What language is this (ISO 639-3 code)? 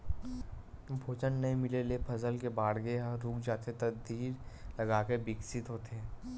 hne